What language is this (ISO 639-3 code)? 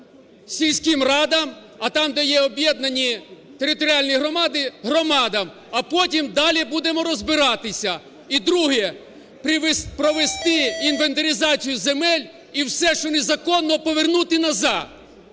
ukr